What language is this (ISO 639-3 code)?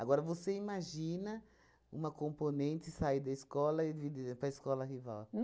por